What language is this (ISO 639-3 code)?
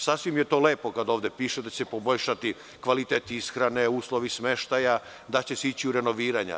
srp